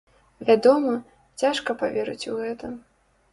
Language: Belarusian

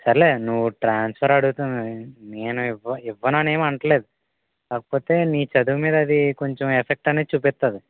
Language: Telugu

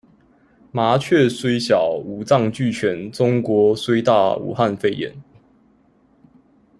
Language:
Chinese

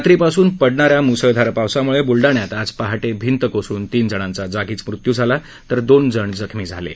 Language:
Marathi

